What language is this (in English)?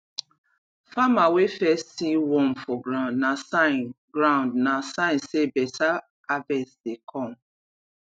Nigerian Pidgin